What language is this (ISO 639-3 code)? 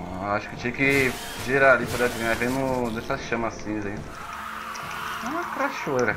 por